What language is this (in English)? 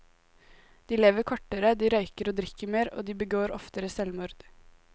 Norwegian